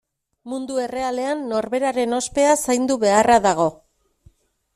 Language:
Basque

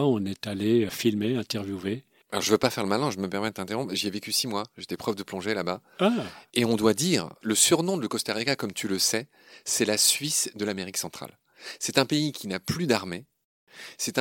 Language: French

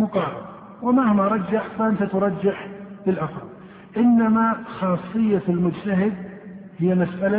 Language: Arabic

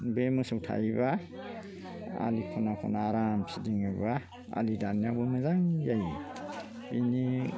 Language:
Bodo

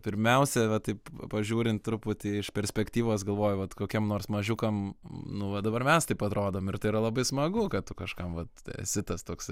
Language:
Lithuanian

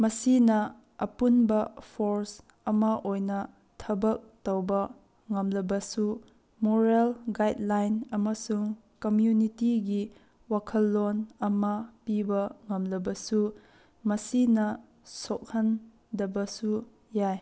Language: Manipuri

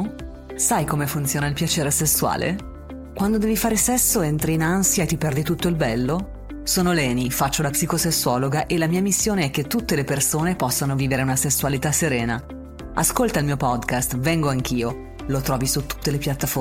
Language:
Italian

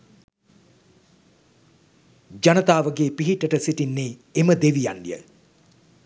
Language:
Sinhala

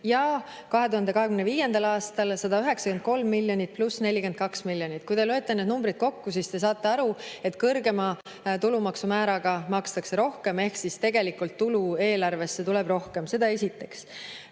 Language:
Estonian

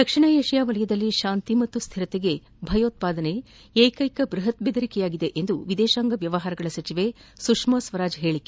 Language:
Kannada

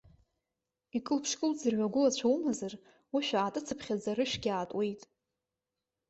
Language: Abkhazian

